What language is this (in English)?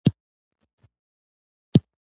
Pashto